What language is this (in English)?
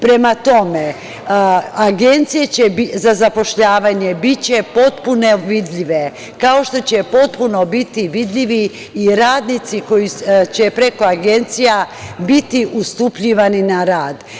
Serbian